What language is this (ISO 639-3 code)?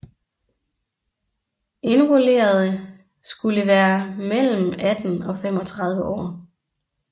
dan